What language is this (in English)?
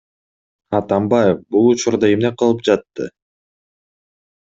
Kyrgyz